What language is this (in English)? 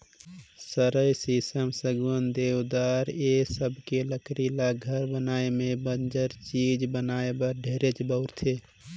Chhattisgarhi